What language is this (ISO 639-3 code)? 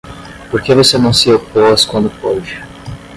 por